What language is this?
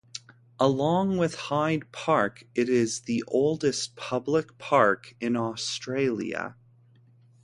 English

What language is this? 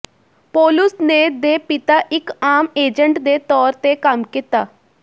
Punjabi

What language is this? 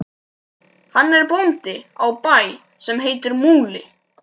Icelandic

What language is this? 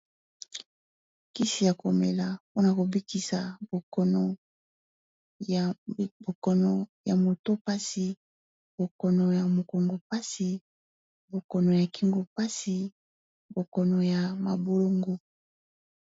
Lingala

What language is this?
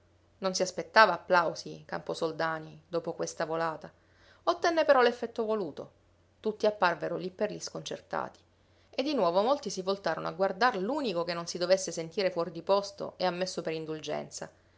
Italian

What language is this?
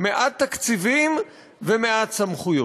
Hebrew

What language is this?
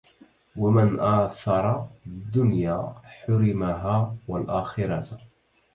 Arabic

